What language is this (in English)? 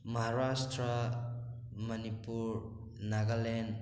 Manipuri